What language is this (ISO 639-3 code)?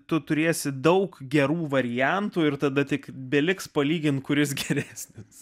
lit